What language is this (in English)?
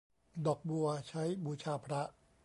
Thai